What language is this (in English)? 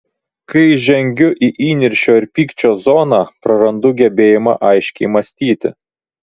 Lithuanian